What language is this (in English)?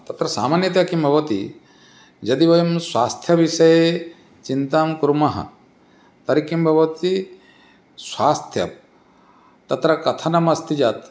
Sanskrit